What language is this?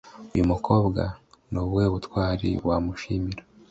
Kinyarwanda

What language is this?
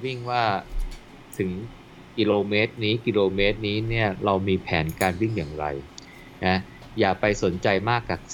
Thai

